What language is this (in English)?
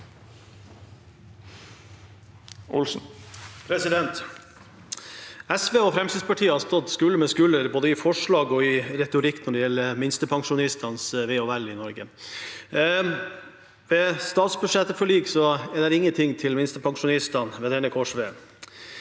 Norwegian